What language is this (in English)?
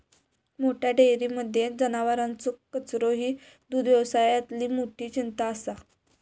Marathi